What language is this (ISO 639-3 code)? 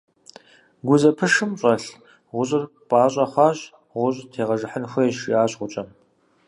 kbd